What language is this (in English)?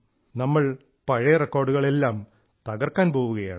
Malayalam